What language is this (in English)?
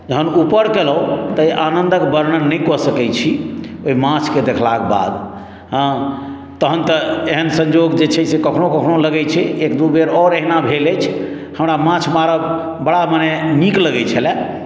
Maithili